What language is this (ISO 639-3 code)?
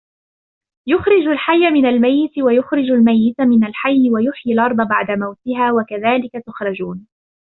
ara